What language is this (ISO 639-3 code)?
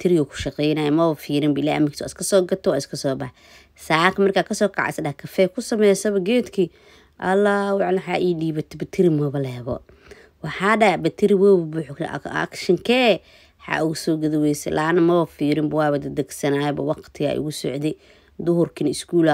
ara